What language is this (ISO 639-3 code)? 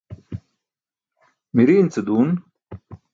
bsk